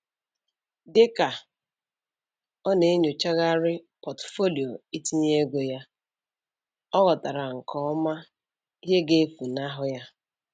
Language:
Igbo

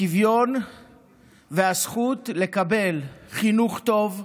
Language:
Hebrew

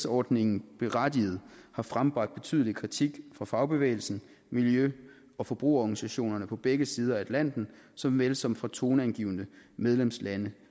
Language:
Danish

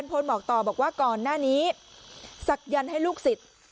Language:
Thai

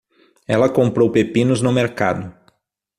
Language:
Portuguese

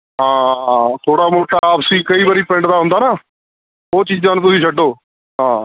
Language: Punjabi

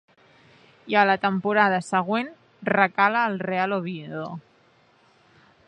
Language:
Catalan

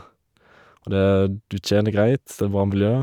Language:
Norwegian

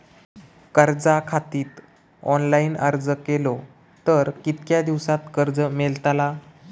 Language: Marathi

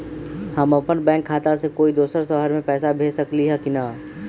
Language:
Magahi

